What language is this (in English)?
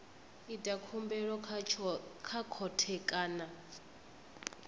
Venda